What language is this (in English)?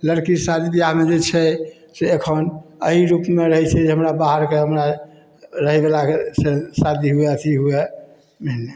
Maithili